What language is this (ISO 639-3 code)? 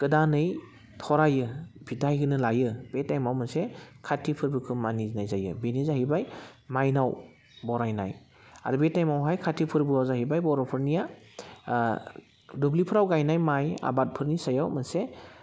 brx